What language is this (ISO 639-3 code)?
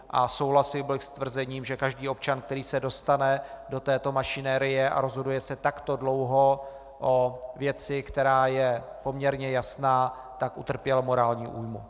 ces